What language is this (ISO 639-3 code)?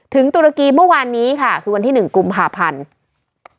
tha